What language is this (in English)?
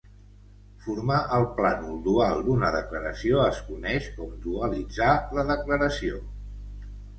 Catalan